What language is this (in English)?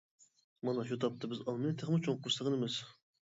Uyghur